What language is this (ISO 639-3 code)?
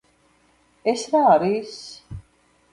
kat